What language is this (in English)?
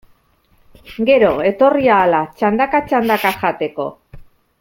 Basque